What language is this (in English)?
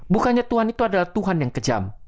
Indonesian